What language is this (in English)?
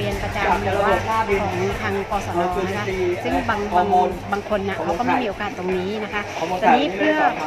Thai